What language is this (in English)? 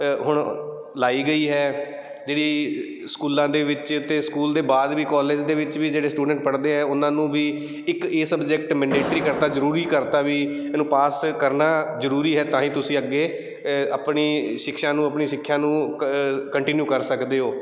Punjabi